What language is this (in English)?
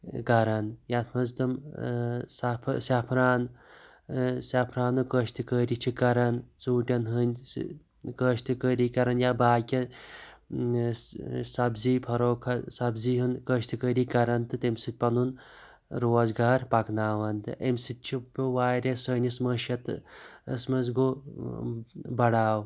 Kashmiri